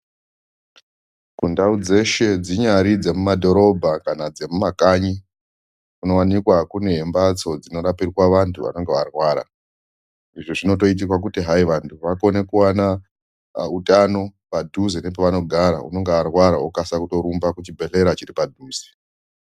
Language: Ndau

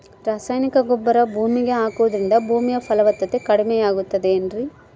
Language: Kannada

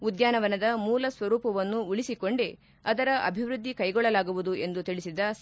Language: Kannada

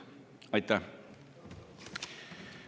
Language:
Estonian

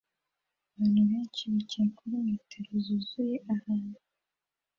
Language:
Kinyarwanda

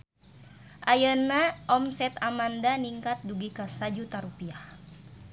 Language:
Sundanese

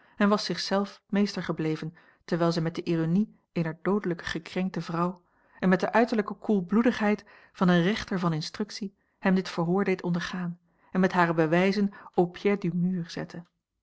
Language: Dutch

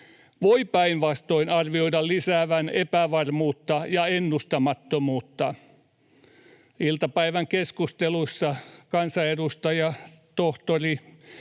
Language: Finnish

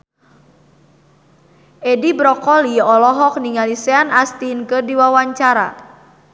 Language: Sundanese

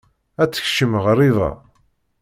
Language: Kabyle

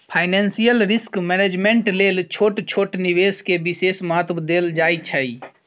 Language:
Maithili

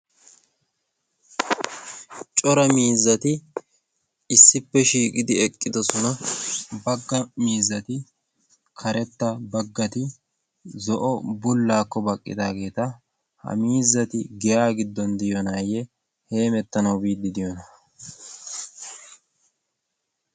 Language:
Wolaytta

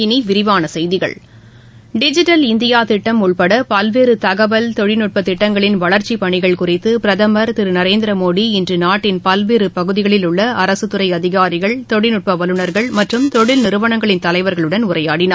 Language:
Tamil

